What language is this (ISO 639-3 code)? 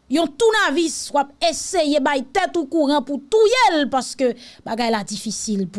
fra